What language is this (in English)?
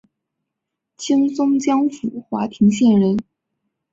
Chinese